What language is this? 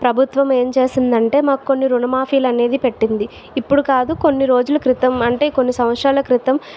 Telugu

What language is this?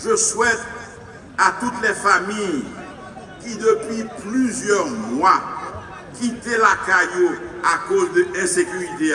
French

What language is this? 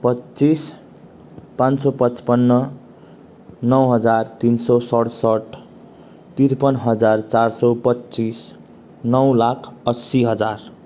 Nepali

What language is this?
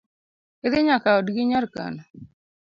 Luo (Kenya and Tanzania)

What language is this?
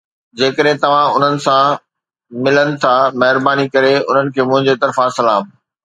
Sindhi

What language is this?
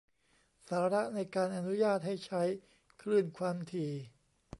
Thai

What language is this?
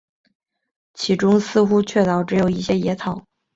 Chinese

